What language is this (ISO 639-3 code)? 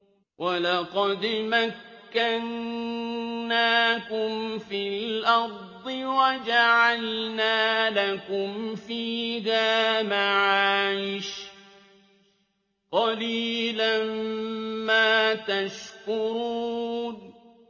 ara